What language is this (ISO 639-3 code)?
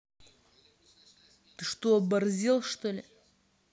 rus